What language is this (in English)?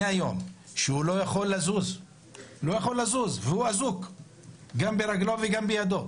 Hebrew